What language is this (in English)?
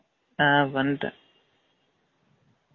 Tamil